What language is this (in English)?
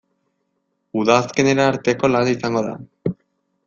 Basque